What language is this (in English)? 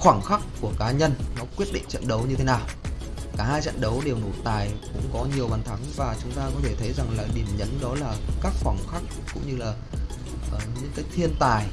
Vietnamese